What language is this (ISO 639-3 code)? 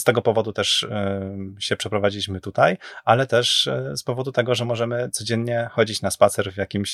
pol